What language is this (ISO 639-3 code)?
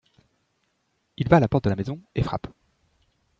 fra